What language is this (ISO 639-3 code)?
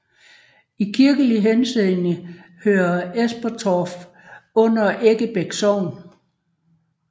dan